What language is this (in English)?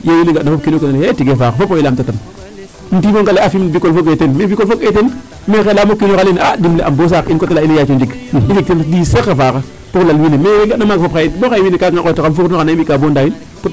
Serer